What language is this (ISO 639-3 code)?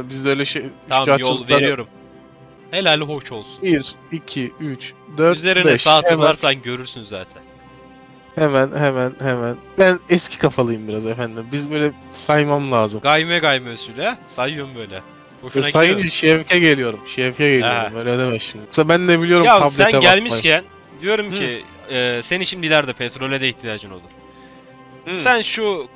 tur